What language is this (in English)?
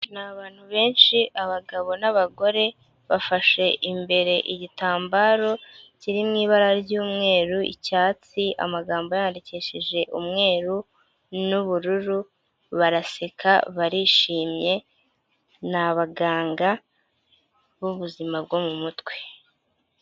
Kinyarwanda